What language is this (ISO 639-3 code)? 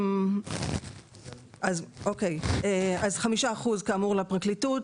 heb